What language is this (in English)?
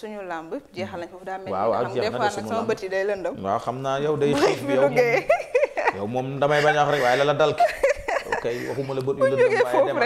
French